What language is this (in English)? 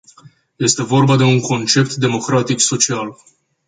Romanian